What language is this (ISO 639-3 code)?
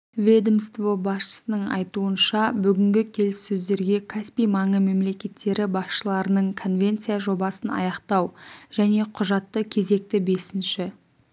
kaz